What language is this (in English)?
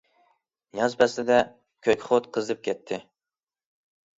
Uyghur